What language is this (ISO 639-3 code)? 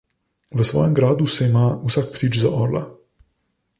slv